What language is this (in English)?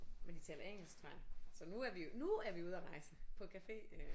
Danish